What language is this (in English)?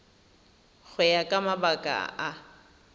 Tswana